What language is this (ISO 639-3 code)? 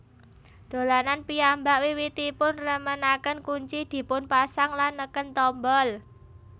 jav